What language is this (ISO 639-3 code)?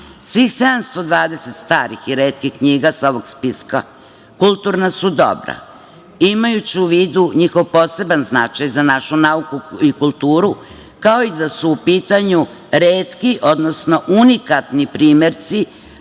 srp